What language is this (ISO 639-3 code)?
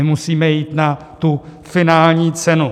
ces